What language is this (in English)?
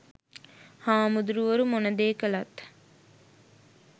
Sinhala